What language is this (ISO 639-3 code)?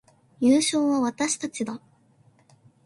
jpn